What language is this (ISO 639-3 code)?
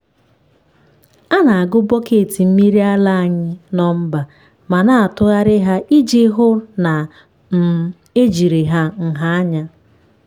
ibo